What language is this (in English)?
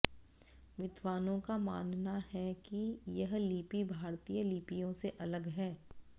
Hindi